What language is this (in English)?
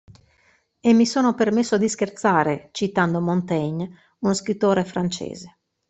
Italian